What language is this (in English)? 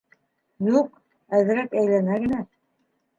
Bashkir